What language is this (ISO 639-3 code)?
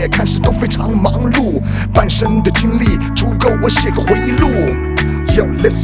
zho